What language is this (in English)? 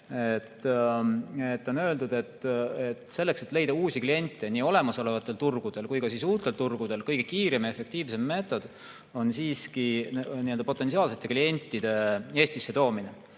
Estonian